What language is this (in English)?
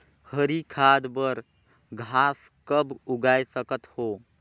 Chhattisgarhi